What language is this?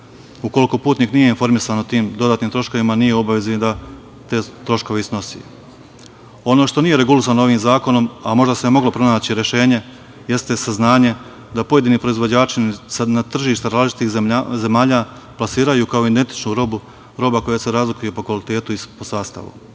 Serbian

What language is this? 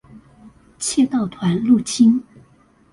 Chinese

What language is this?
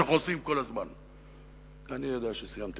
Hebrew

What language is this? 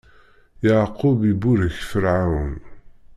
Kabyle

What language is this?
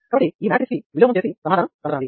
Telugu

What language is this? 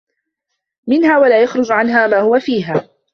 Arabic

